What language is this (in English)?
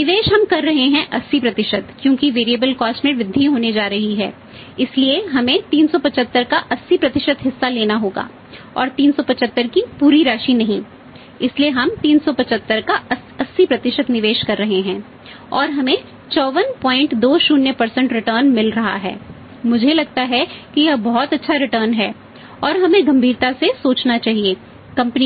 Hindi